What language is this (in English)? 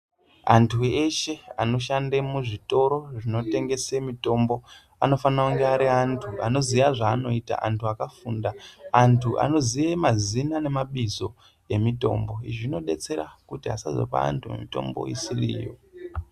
Ndau